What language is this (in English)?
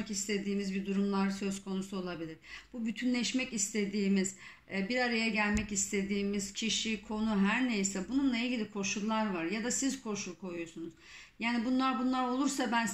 Turkish